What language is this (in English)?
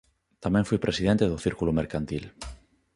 Galician